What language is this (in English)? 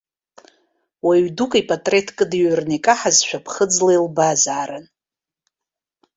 Abkhazian